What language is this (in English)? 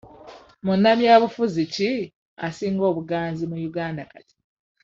Ganda